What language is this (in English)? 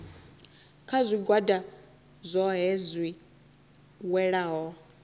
Venda